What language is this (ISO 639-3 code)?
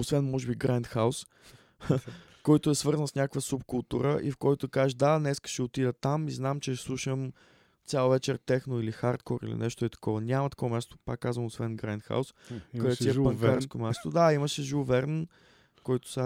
bul